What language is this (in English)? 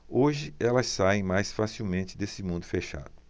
Portuguese